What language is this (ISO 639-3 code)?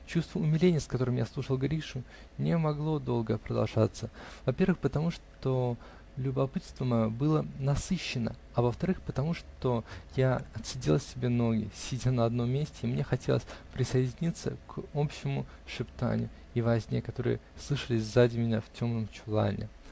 rus